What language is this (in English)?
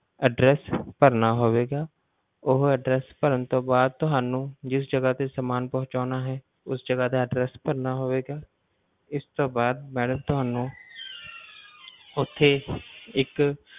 Punjabi